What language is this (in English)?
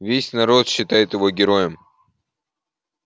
Russian